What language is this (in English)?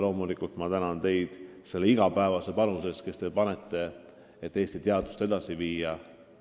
Estonian